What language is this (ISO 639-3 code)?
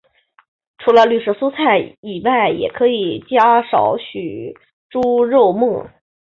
zho